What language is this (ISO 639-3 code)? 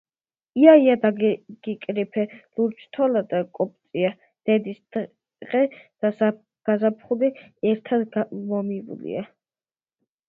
kat